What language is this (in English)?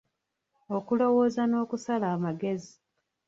Ganda